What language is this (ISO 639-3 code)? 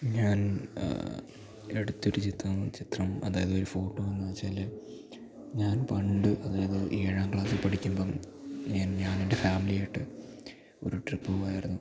mal